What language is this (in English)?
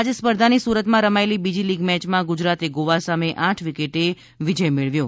Gujarati